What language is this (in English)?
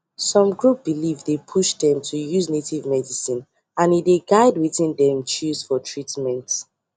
Nigerian Pidgin